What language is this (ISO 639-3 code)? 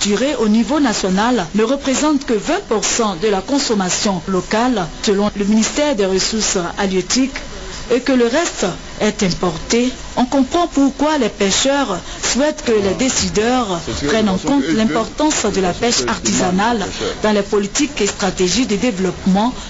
fra